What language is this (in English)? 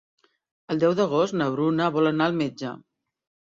Catalan